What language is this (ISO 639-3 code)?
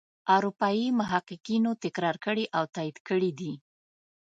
pus